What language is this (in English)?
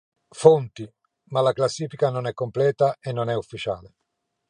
Italian